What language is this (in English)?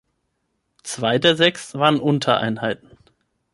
German